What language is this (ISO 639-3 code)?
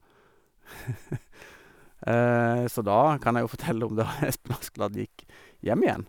nor